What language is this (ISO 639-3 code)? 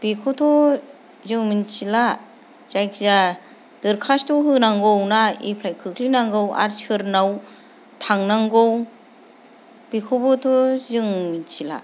brx